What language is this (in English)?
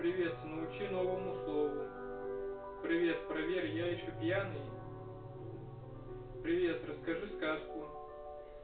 Russian